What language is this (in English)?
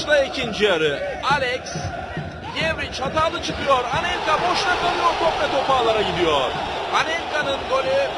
Turkish